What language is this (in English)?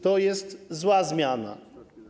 Polish